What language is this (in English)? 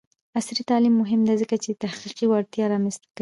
Pashto